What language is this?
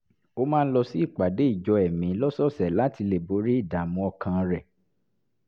Yoruba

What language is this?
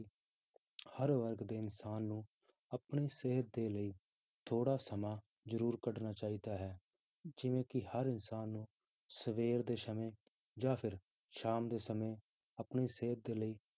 Punjabi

